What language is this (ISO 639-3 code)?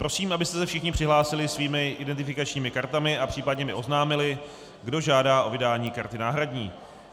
ces